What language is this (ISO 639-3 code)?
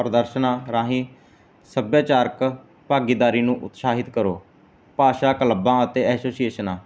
pan